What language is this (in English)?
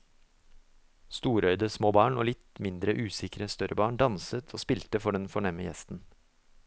Norwegian